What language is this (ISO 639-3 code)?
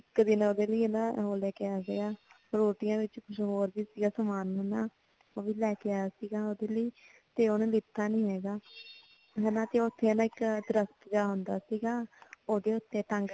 pan